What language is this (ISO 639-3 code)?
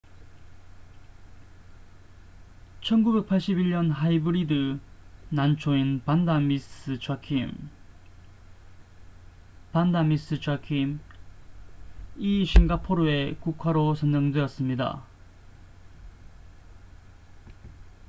kor